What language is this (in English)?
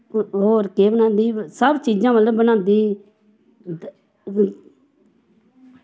Dogri